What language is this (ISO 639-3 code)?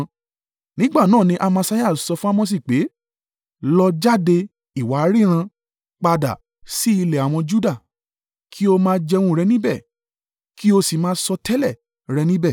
yor